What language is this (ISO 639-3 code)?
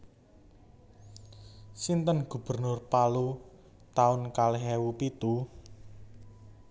jav